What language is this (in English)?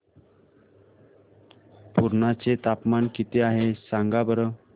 Marathi